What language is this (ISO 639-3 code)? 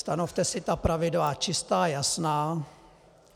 ces